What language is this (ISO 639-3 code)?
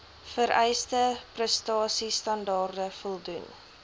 afr